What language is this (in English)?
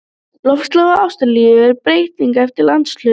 Icelandic